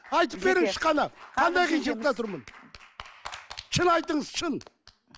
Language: Kazakh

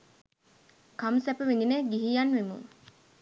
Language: Sinhala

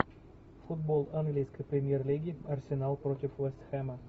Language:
Russian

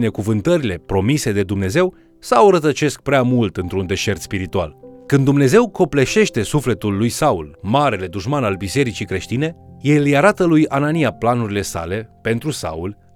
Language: Romanian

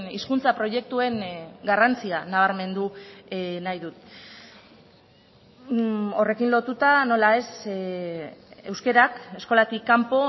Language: Basque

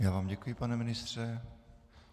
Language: Czech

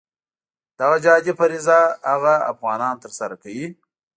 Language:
Pashto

